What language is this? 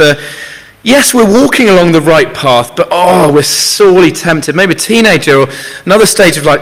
English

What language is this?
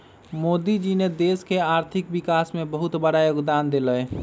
Magahi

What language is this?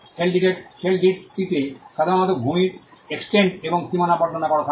Bangla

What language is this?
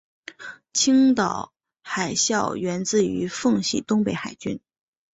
Chinese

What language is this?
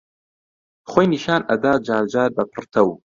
Central Kurdish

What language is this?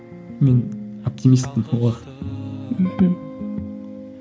Kazakh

